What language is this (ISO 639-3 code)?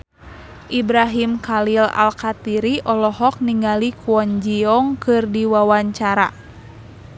sun